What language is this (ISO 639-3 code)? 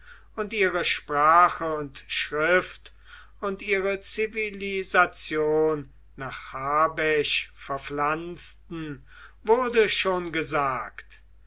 deu